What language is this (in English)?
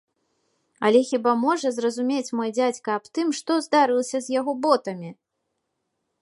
Belarusian